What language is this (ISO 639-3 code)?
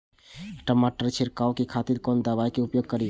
mai